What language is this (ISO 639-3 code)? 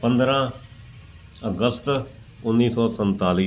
pan